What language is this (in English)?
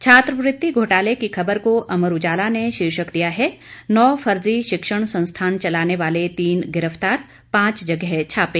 Hindi